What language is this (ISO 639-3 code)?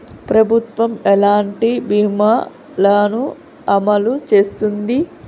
tel